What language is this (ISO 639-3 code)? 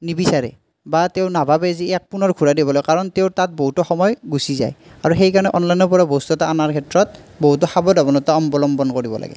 asm